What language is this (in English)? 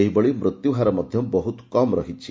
Odia